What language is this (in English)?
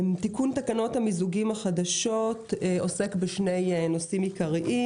Hebrew